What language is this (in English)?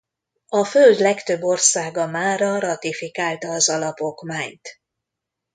Hungarian